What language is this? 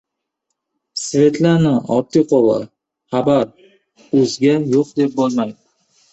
Uzbek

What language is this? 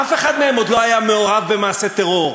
Hebrew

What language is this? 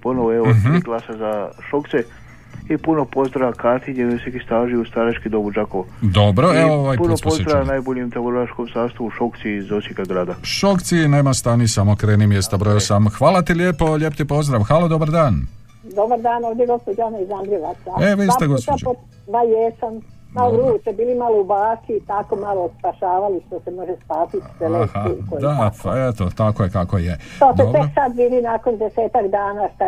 Croatian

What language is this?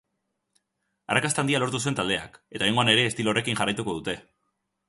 Basque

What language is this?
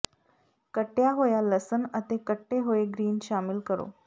Punjabi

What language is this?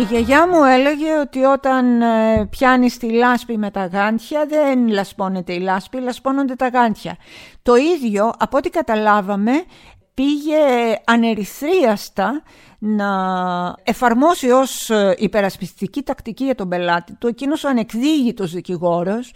Greek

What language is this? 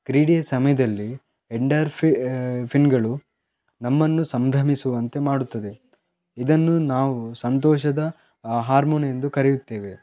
Kannada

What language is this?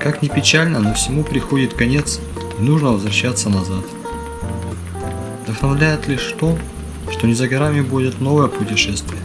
Russian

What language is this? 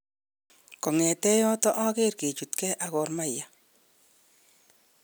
Kalenjin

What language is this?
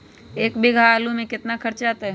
Magahi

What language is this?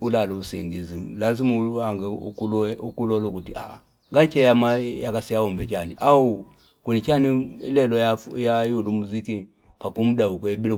Fipa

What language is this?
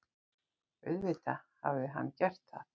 Icelandic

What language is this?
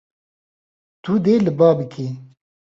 Kurdish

